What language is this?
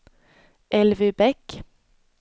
Swedish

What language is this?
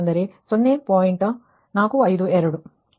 Kannada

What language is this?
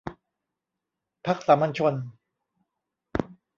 Thai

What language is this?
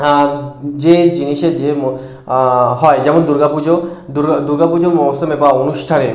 Bangla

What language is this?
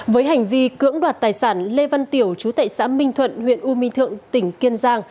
Vietnamese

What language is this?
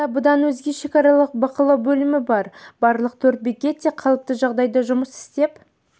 Kazakh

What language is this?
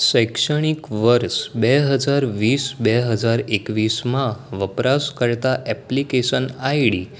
Gujarati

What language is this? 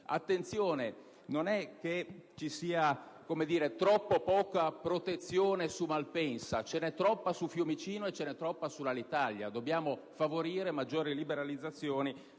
Italian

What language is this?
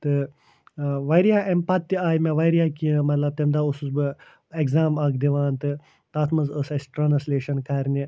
Kashmiri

